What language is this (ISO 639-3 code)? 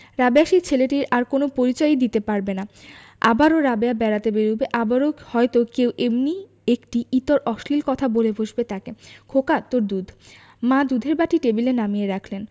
ben